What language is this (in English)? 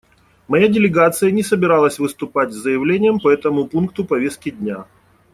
Russian